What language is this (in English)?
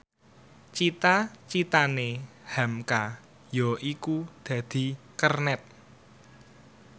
Javanese